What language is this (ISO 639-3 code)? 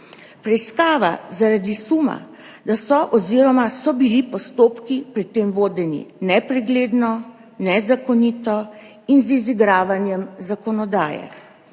slv